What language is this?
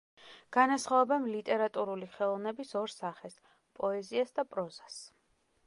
Georgian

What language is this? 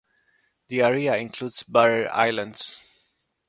English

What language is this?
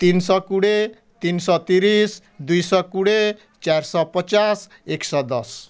Odia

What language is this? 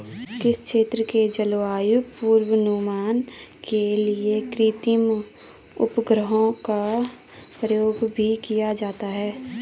Hindi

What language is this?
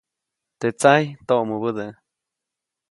Copainalá Zoque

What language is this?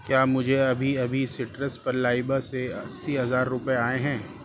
Urdu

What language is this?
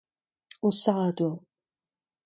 Breton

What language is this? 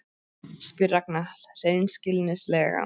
Icelandic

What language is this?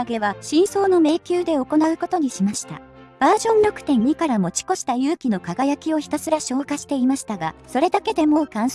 Japanese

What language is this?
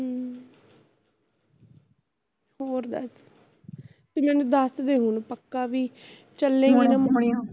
Punjabi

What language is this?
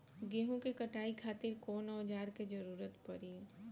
Bhojpuri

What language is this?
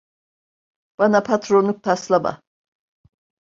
Turkish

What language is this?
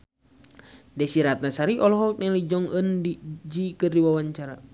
Sundanese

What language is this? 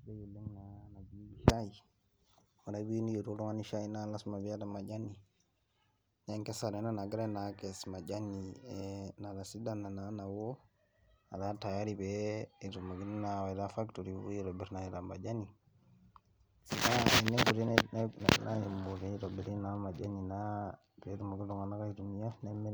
Masai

